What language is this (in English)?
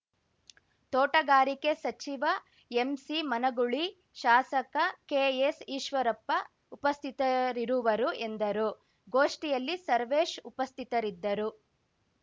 Kannada